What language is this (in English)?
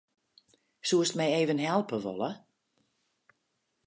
Western Frisian